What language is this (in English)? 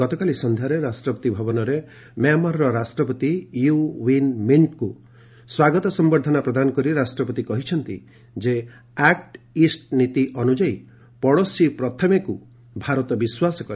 Odia